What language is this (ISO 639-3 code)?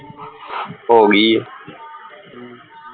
pan